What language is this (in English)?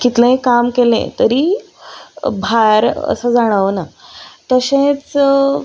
Konkani